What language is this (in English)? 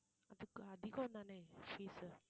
Tamil